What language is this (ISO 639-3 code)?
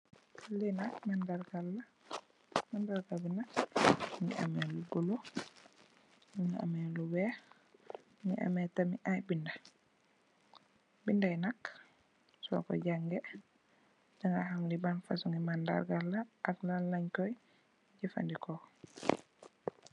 wol